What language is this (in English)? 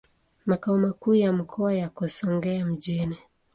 Swahili